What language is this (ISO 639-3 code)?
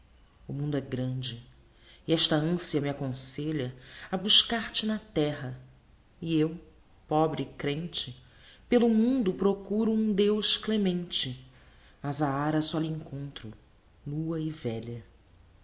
por